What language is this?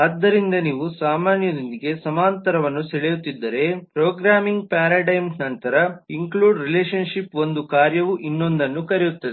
Kannada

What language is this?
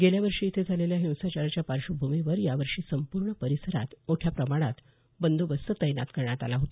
Marathi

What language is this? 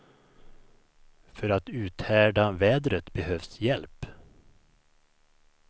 Swedish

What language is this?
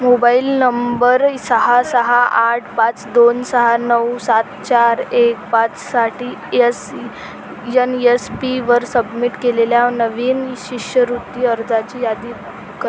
Marathi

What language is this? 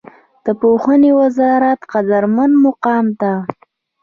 Pashto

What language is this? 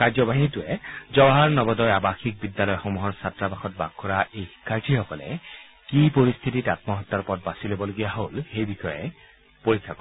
Assamese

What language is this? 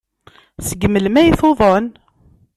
Kabyle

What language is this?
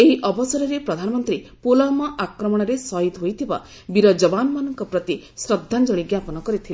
Odia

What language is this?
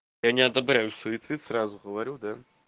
Russian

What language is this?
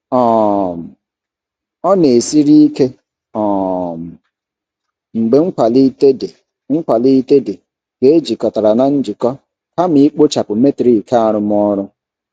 Igbo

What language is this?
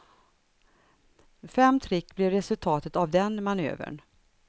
Swedish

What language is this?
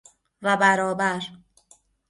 Persian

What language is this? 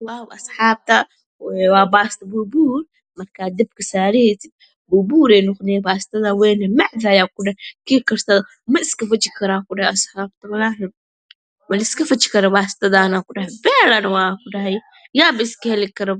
Somali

